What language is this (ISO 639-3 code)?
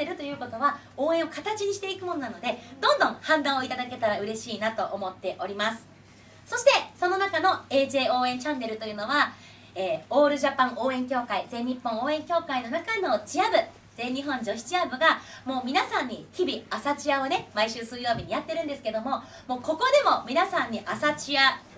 jpn